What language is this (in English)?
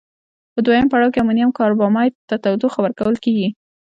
Pashto